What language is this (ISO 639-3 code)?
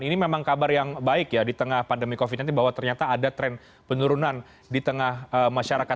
ind